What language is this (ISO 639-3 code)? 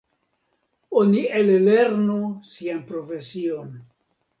epo